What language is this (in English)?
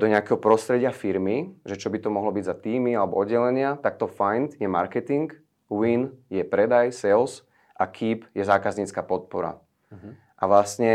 Czech